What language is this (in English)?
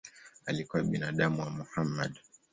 Swahili